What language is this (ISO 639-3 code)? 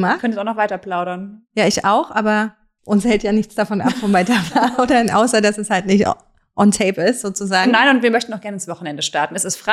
deu